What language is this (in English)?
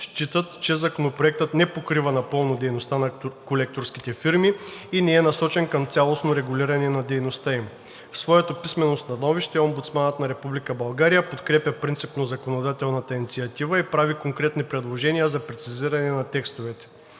Bulgarian